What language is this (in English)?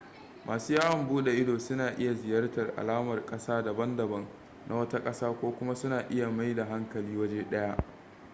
Hausa